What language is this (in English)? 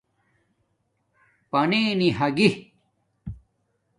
Domaaki